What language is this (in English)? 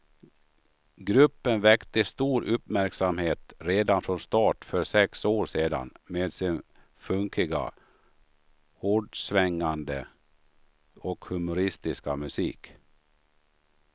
Swedish